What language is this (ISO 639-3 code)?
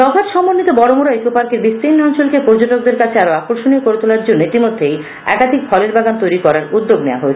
ben